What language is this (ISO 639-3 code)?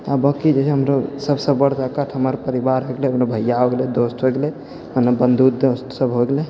mai